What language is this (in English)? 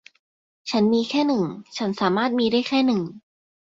Thai